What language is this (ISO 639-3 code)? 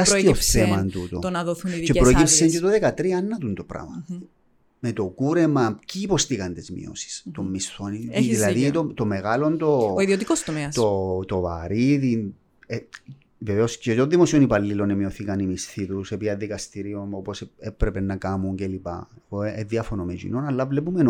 ell